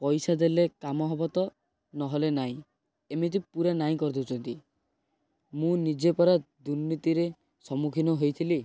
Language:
Odia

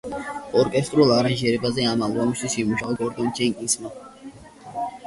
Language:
Georgian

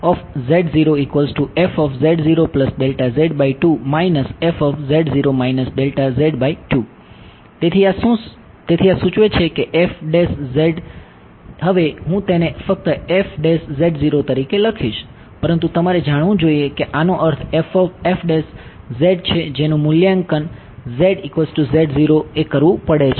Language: Gujarati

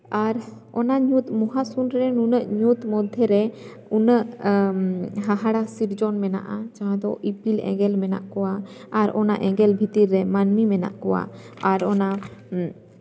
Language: Santali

